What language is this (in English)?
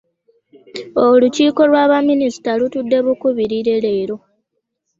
Ganda